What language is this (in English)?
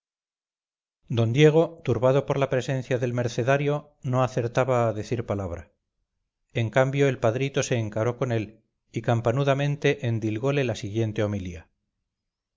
Spanish